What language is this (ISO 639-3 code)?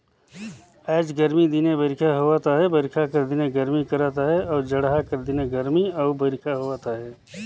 hne